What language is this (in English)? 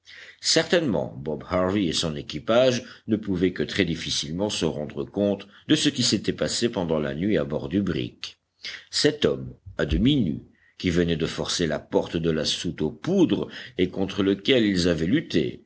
French